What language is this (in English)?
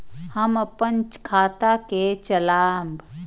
Maithili